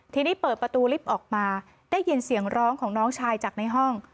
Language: Thai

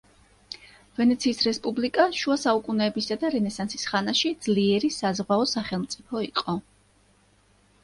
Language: Georgian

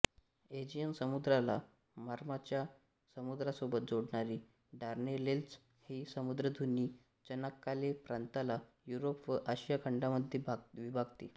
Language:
Marathi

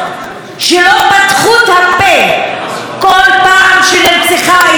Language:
Hebrew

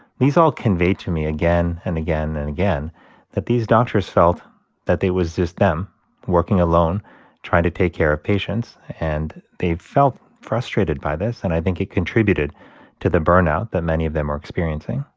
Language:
English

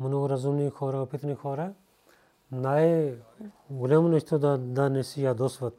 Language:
Bulgarian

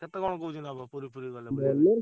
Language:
Odia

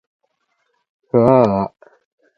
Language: Japanese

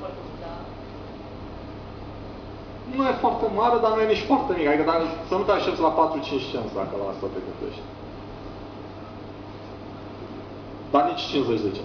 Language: Romanian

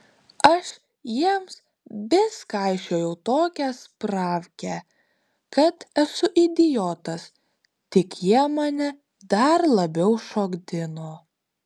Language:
Lithuanian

